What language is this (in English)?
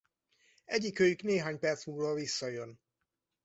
Hungarian